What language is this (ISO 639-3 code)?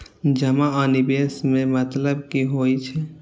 mai